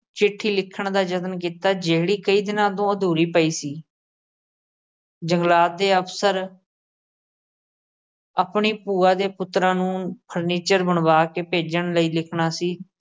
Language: Punjabi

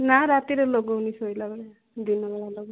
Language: Odia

